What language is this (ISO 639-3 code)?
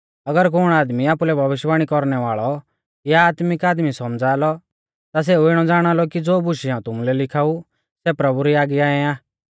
bfz